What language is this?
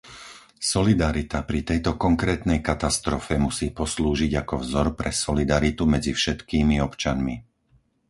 Slovak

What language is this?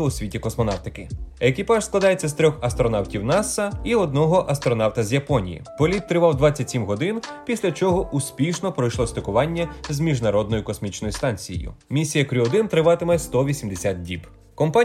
Ukrainian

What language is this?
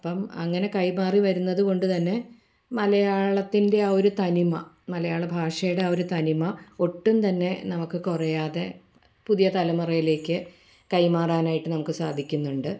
Malayalam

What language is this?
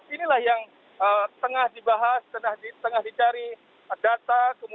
Indonesian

